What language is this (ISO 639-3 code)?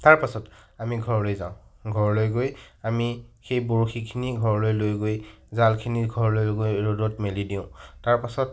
asm